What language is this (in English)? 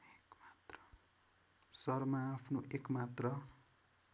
Nepali